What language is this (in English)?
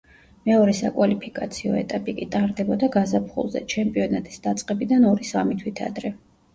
Georgian